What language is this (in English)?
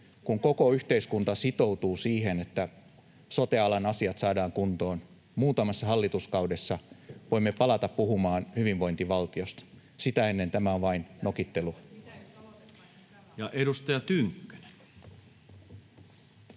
Finnish